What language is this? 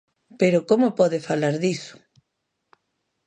Galician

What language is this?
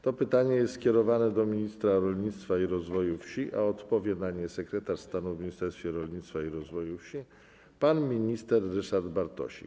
Polish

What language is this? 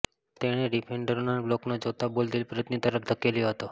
Gujarati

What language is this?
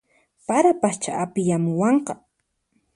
Puno Quechua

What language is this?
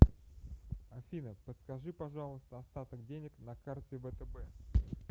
Russian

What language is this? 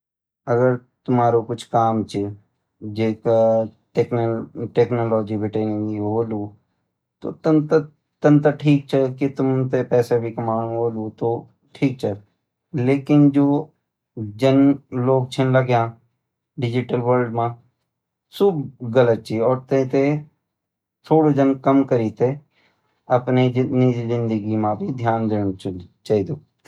Garhwali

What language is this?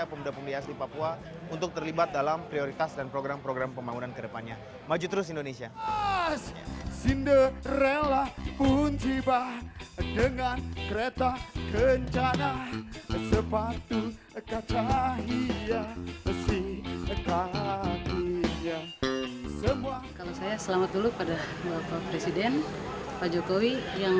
Indonesian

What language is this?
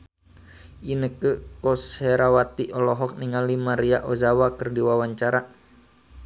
Sundanese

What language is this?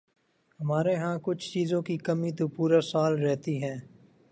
Urdu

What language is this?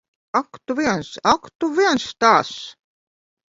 Latvian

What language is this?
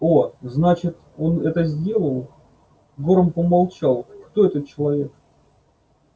Russian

